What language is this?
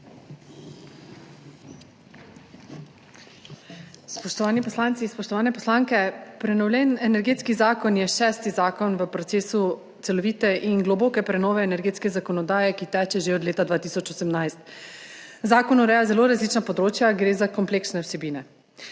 Slovenian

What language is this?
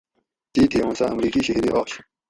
Gawri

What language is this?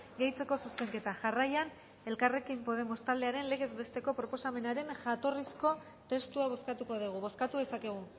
Basque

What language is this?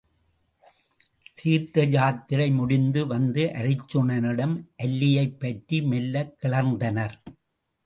Tamil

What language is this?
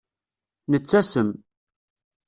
Kabyle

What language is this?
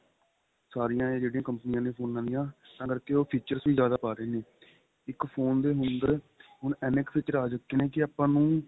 Punjabi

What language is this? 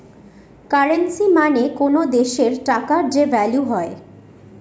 Bangla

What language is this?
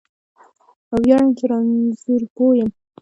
Pashto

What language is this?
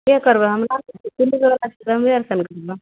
Maithili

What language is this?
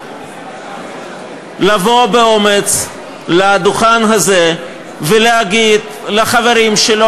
Hebrew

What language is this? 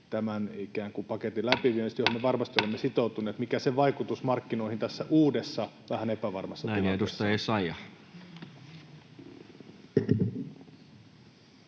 Finnish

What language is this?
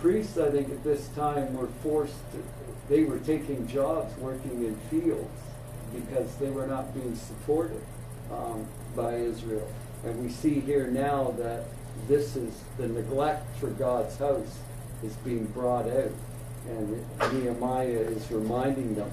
English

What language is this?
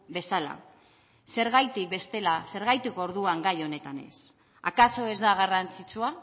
Basque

